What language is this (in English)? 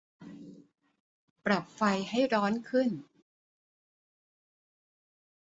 Thai